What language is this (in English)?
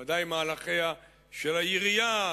Hebrew